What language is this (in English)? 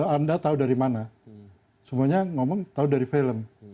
Indonesian